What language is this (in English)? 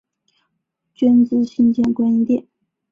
Chinese